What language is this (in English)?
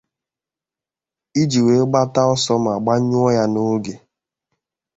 Igbo